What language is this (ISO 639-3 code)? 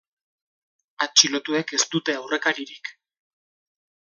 eus